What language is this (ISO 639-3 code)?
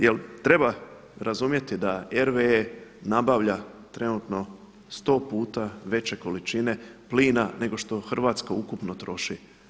hrv